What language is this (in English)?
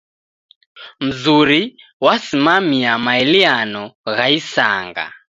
Taita